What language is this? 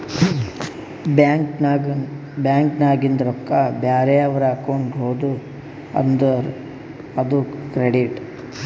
Kannada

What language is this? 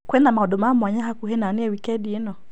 Kikuyu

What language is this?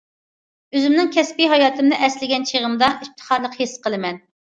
Uyghur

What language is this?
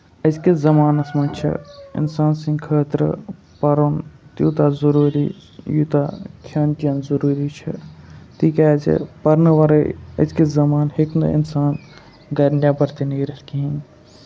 Kashmiri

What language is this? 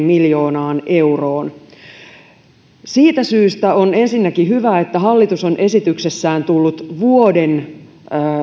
Finnish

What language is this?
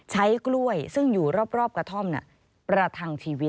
Thai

